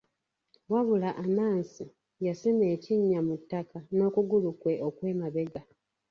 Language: Ganda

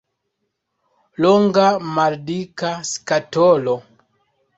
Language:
Esperanto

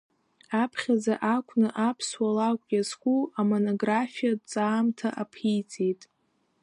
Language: Abkhazian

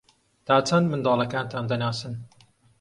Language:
Central Kurdish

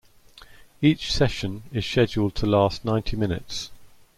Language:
English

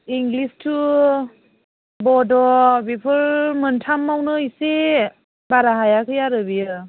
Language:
Bodo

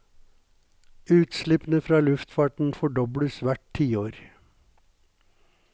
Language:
Norwegian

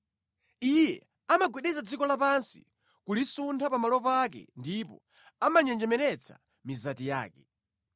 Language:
Nyanja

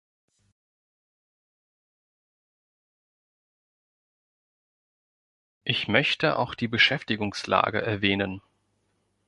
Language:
German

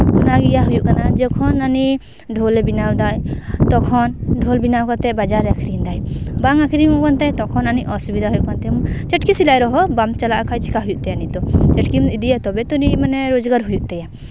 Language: Santali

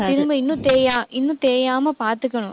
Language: Tamil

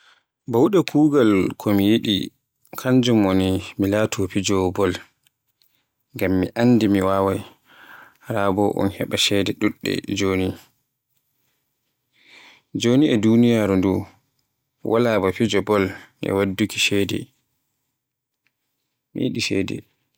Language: Borgu Fulfulde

